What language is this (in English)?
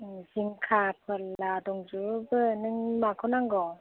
Bodo